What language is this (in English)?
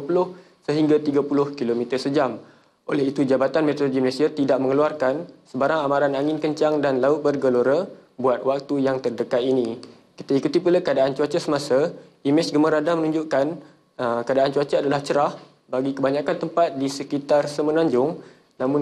Malay